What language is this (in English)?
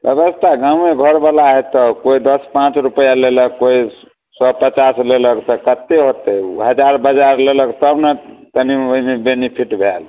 Maithili